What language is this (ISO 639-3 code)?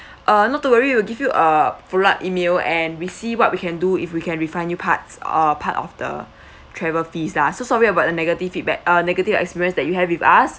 eng